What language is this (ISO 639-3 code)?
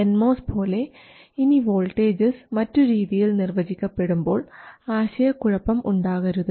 mal